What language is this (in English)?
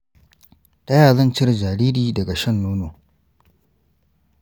Hausa